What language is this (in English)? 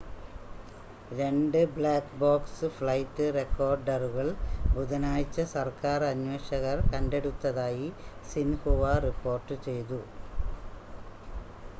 Malayalam